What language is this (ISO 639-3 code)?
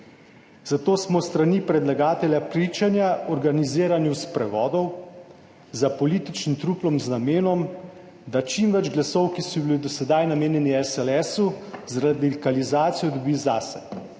slv